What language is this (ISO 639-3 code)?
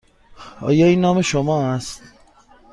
fas